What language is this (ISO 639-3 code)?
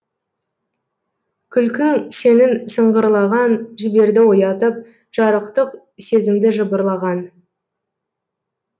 kaz